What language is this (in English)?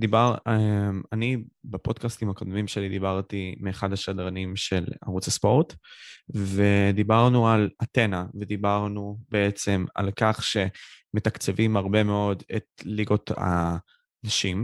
Hebrew